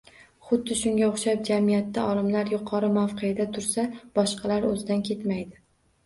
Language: Uzbek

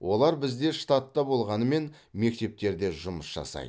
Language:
Kazakh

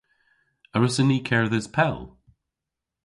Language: Cornish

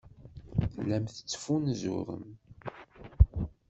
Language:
Kabyle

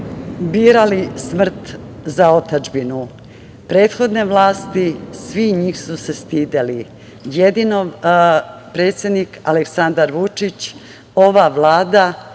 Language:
Serbian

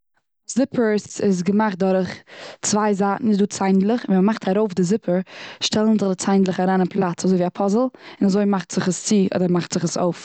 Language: Yiddish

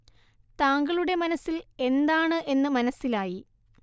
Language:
Malayalam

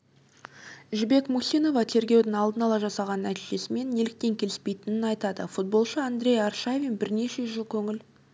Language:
Kazakh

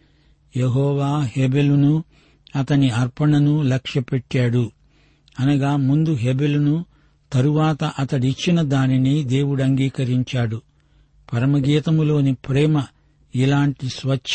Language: Telugu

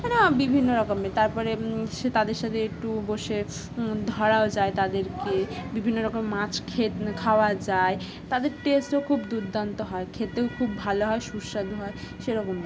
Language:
Bangla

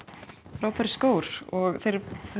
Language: Icelandic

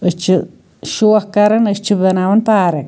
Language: Kashmiri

